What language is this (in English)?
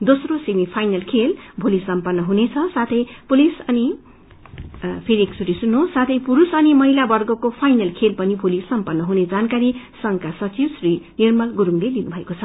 Nepali